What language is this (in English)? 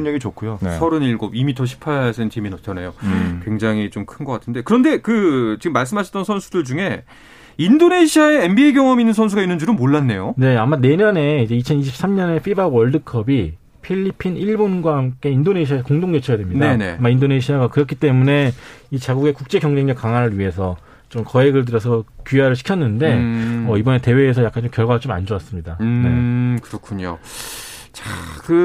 Korean